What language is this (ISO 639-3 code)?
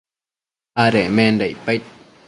mcf